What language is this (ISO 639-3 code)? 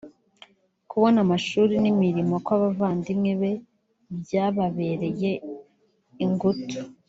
kin